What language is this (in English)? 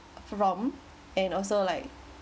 English